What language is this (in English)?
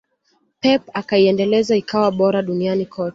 Swahili